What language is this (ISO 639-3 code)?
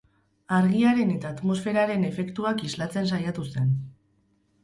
eus